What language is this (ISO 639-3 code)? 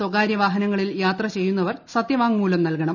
mal